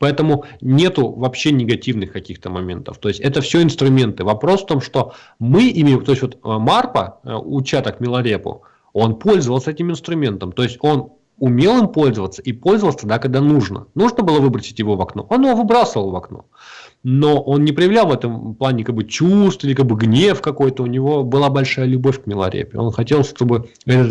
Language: Russian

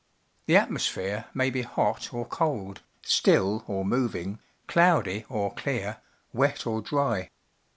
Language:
English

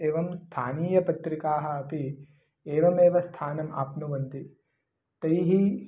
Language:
Sanskrit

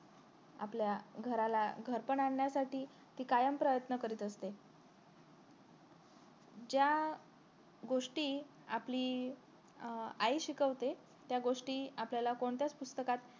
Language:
Marathi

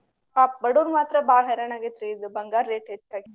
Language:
Kannada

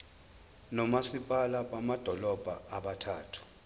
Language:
Zulu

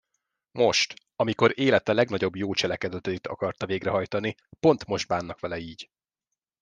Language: Hungarian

